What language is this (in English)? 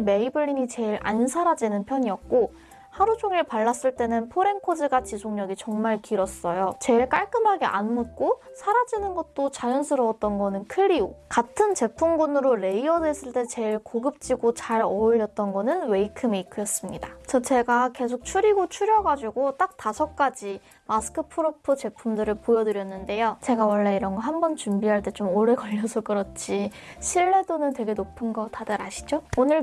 Korean